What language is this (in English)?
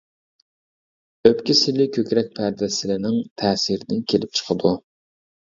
Uyghur